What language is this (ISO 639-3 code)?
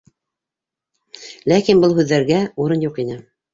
bak